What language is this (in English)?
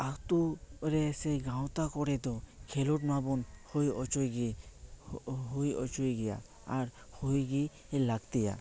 Santali